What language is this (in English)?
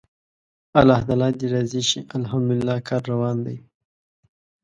Pashto